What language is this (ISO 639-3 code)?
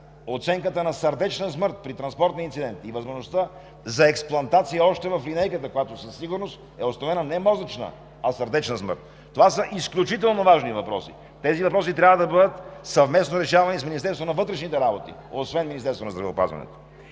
bul